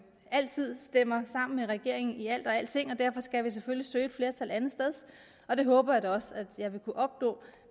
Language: Danish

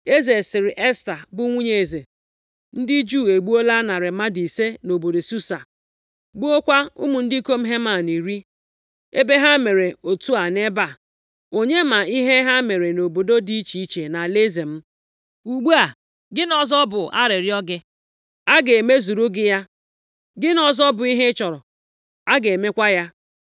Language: Igbo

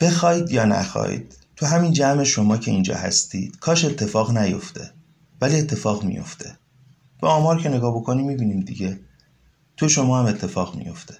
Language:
Persian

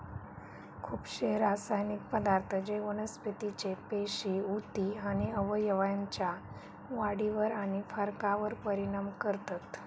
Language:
Marathi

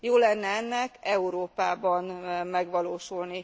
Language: Hungarian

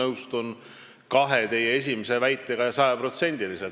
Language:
Estonian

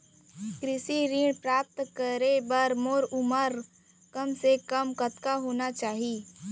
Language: Chhattisgarhi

